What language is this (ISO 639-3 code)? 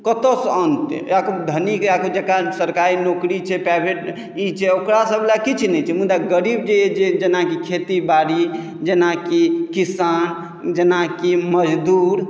mai